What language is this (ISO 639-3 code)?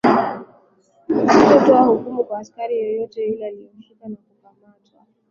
swa